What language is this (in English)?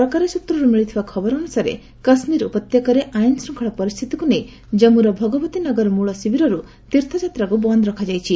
Odia